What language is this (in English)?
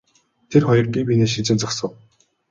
Mongolian